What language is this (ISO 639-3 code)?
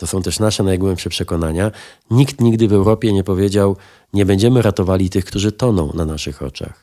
pol